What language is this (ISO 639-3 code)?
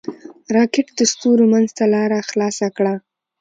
pus